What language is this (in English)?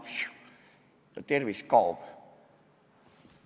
Estonian